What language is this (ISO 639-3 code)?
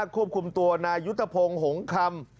tha